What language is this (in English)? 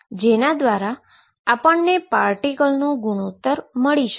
Gujarati